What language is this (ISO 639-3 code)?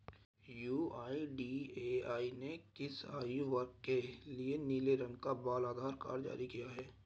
hin